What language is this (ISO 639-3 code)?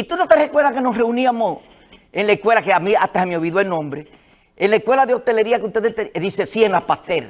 spa